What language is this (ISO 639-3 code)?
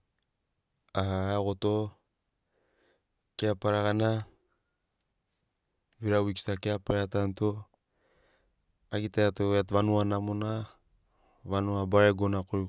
snc